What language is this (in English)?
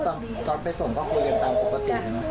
Thai